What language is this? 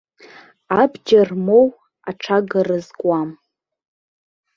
Abkhazian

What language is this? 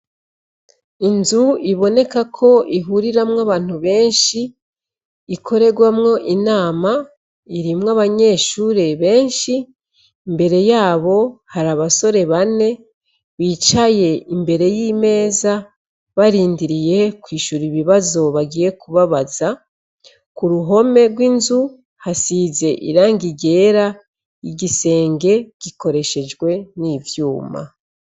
Rundi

